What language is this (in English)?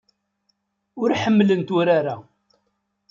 Kabyle